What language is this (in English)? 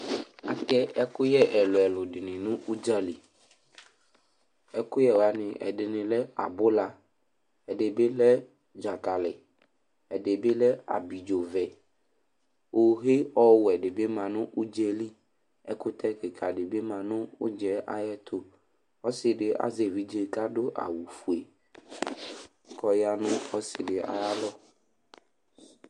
Ikposo